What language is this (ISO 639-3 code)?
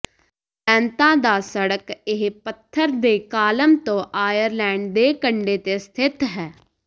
pan